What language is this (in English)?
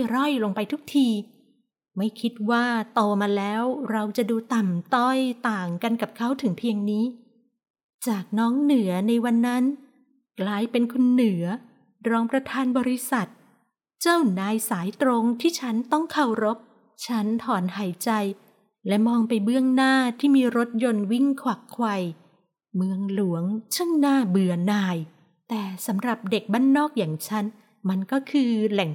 Thai